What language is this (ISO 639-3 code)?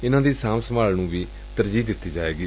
pan